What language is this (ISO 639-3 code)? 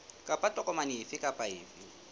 sot